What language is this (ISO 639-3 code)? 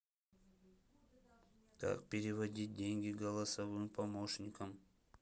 rus